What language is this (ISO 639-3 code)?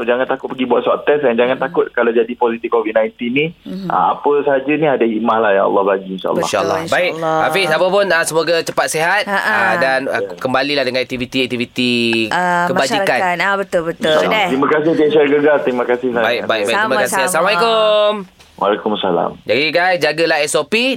msa